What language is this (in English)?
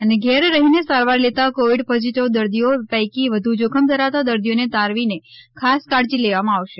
Gujarati